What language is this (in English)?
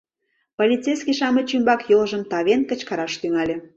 Mari